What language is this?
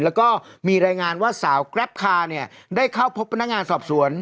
Thai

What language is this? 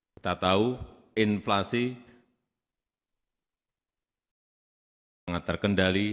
Indonesian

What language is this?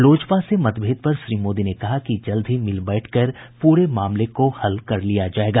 Hindi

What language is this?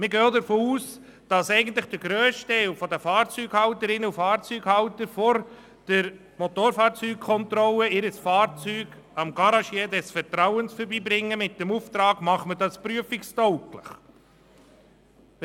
Swiss German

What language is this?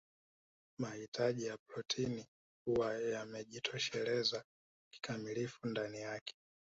Swahili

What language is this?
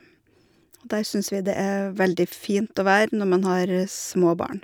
Norwegian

